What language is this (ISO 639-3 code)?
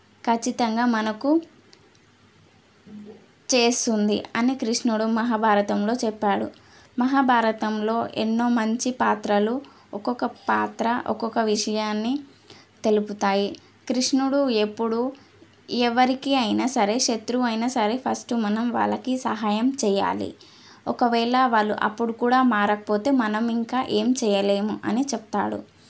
tel